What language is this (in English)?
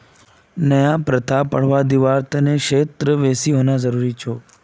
Magahi